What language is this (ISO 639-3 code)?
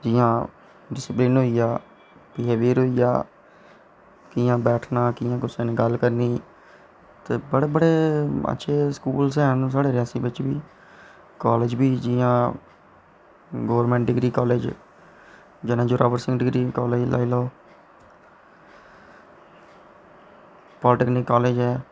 doi